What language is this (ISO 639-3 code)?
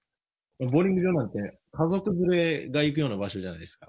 jpn